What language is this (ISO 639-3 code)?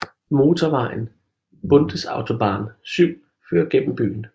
dan